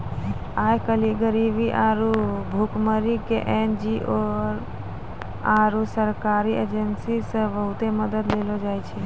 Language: Maithili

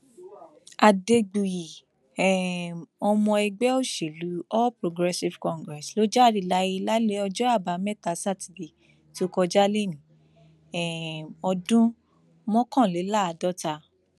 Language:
Yoruba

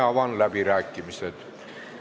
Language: Estonian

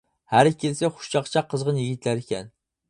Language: Uyghur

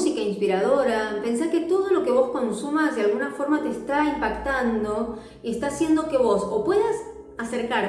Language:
Spanish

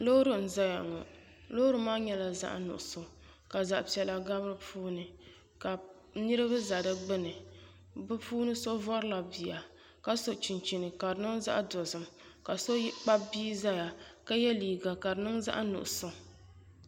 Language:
Dagbani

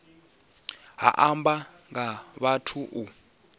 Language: Venda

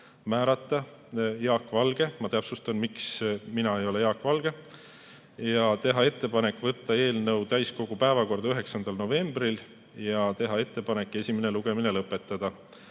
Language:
Estonian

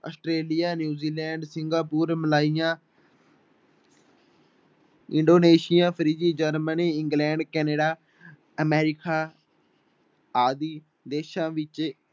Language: Punjabi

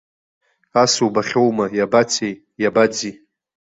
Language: Abkhazian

